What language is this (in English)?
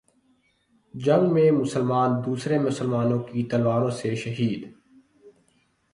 Urdu